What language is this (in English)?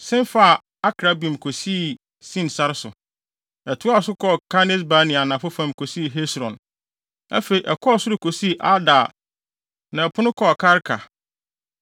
Akan